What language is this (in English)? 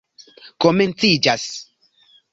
Esperanto